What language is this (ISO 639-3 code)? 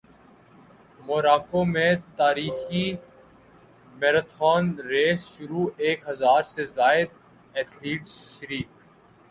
urd